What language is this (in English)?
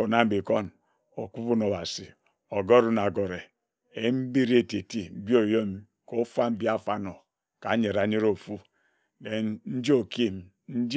Ejagham